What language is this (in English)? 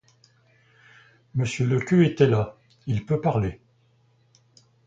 French